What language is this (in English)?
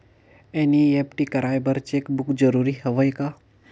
Chhattisgarhi